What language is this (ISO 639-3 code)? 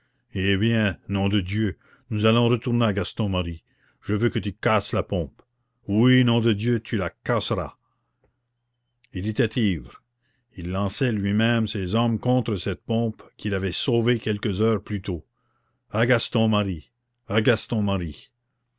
fra